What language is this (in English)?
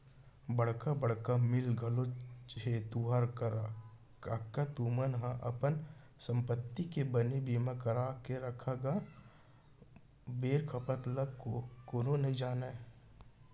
Chhattisgarhi